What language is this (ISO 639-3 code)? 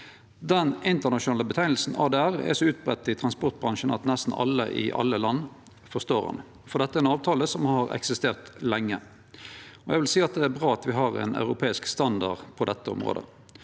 nor